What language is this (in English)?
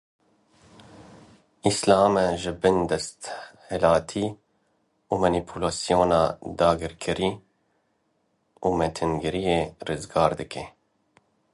Kurdish